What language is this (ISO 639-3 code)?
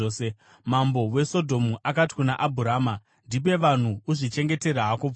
sna